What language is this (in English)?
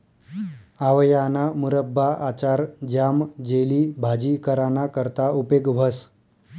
Marathi